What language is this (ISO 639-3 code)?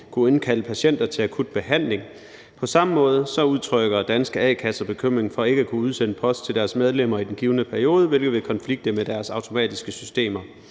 dan